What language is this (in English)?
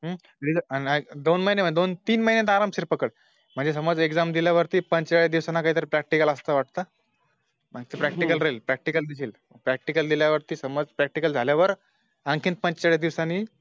Marathi